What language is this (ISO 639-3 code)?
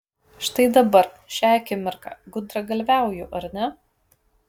lit